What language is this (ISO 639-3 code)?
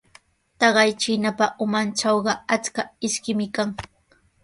qws